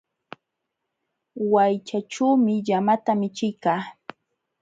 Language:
Jauja Wanca Quechua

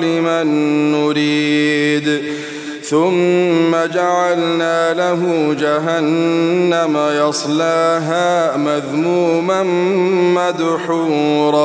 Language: Arabic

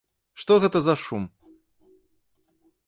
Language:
Belarusian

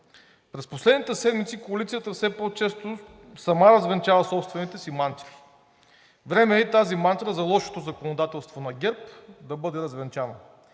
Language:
Bulgarian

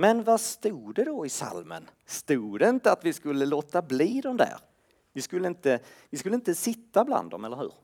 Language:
Swedish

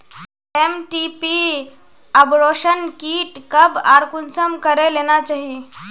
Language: Magahi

